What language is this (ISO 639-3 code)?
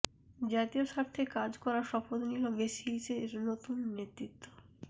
ben